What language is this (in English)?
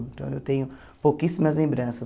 Portuguese